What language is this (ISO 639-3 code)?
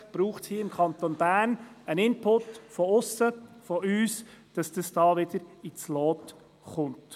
gsw